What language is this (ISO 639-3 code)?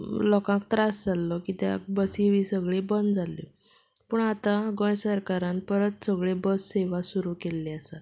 kok